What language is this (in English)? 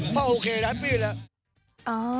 Thai